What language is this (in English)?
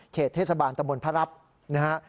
Thai